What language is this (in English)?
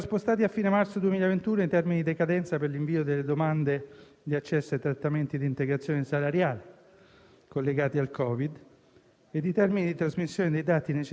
Italian